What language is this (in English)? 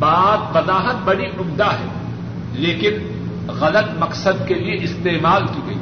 Urdu